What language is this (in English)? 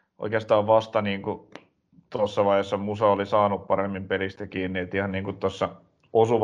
Finnish